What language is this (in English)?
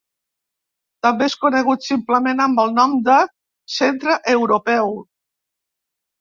Catalan